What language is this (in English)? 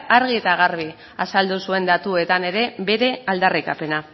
Basque